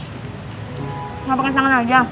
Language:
Indonesian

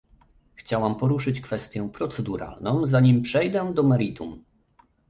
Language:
Polish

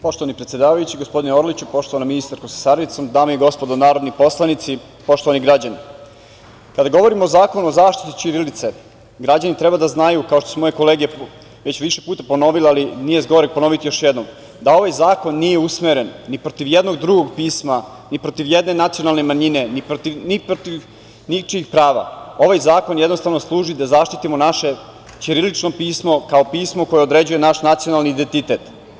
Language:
Serbian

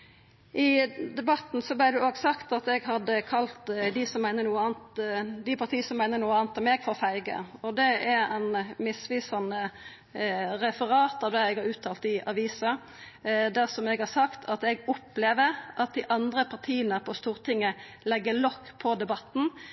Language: Norwegian Nynorsk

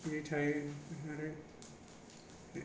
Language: Bodo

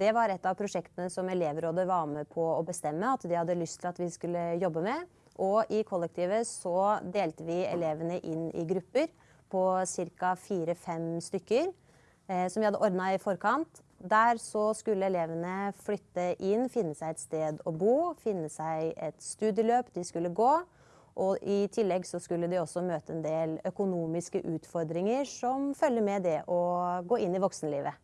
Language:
Norwegian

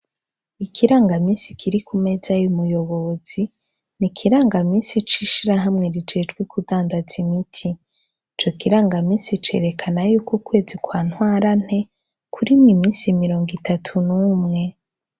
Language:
Rundi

